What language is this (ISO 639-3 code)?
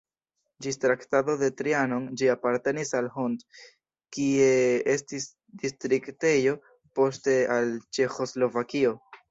epo